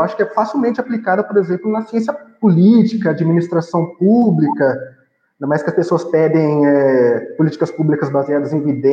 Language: Portuguese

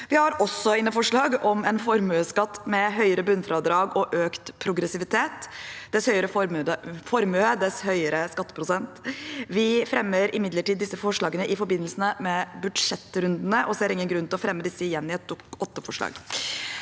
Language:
Norwegian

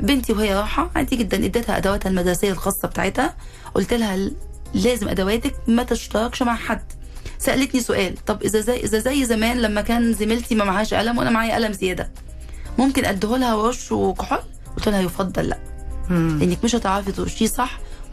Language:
Arabic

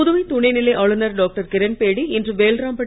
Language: Tamil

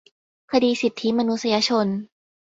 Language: Thai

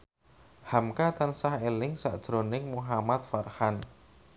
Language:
Javanese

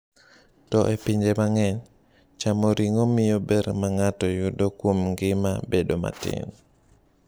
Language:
Luo (Kenya and Tanzania)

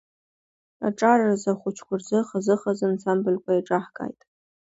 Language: Abkhazian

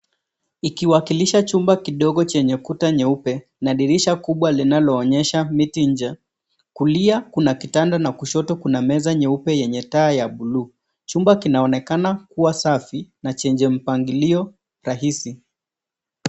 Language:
Swahili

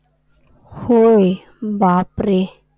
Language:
Marathi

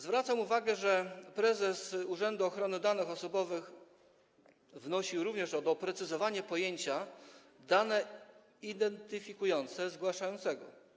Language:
Polish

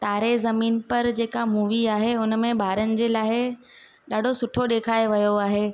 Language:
Sindhi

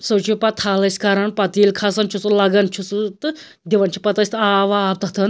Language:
Kashmiri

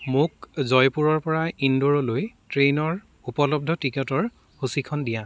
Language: Assamese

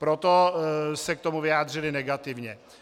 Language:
Czech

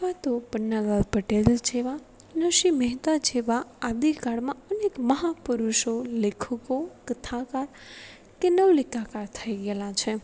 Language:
Gujarati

